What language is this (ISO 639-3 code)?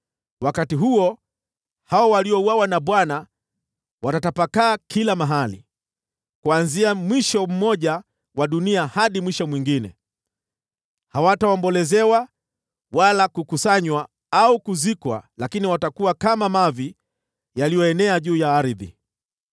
swa